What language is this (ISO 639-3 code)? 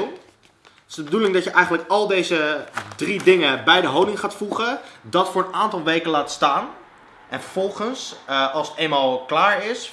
nld